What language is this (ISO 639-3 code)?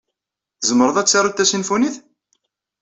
kab